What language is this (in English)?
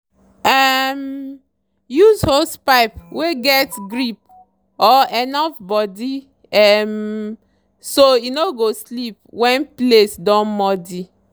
Nigerian Pidgin